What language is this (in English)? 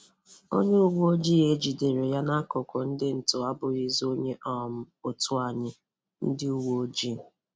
Igbo